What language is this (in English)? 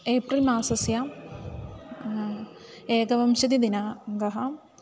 Sanskrit